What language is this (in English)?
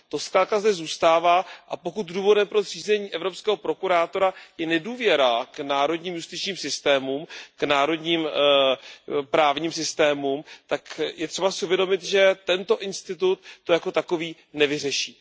Czech